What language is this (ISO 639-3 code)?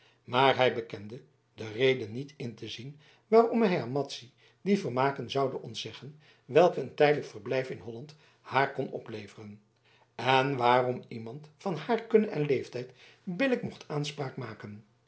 nld